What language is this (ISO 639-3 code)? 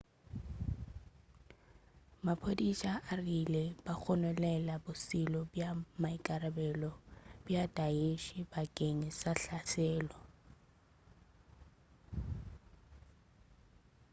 nso